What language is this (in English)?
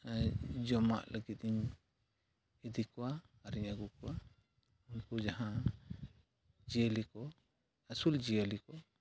Santali